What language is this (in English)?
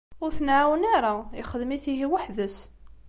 Kabyle